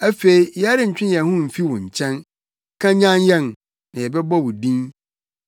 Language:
Akan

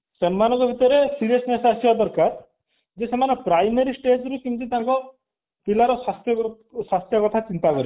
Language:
Odia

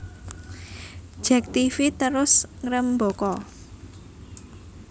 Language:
Javanese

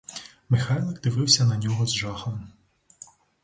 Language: Ukrainian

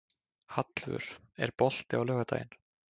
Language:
Icelandic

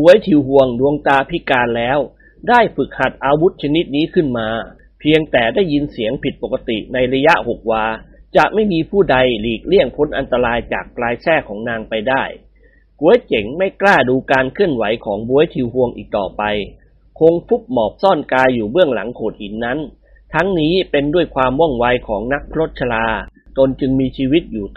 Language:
Thai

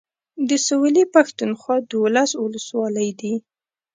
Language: Pashto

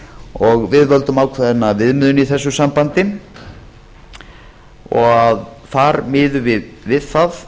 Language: Icelandic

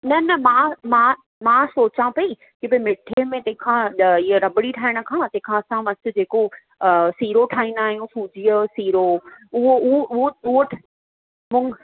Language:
Sindhi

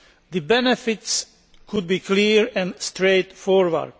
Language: English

